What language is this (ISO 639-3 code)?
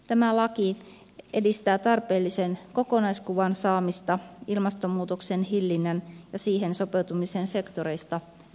fin